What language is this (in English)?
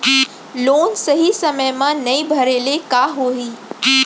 Chhattisgarhi